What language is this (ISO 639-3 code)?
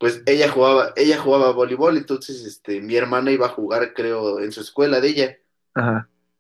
spa